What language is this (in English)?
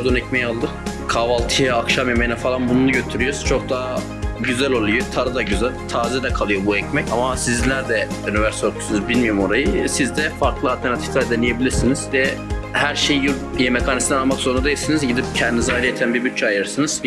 Turkish